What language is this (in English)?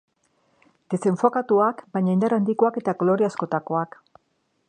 Basque